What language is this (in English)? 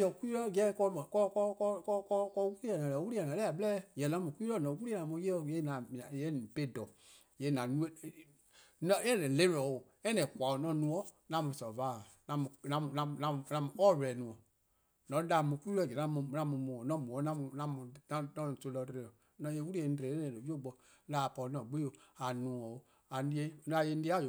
Eastern Krahn